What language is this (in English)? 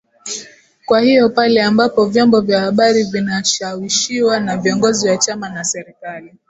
Swahili